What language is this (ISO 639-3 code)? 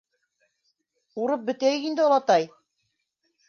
bak